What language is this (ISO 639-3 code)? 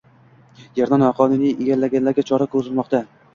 uzb